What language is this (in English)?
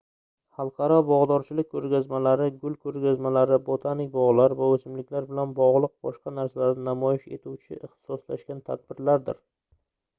Uzbek